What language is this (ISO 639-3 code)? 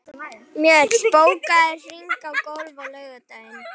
isl